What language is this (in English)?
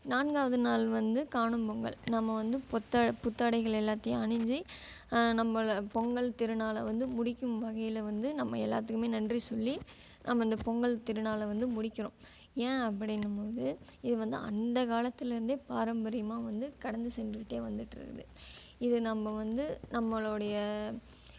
Tamil